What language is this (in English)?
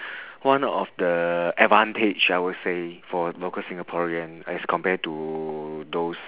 English